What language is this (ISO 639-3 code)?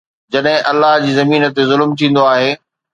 snd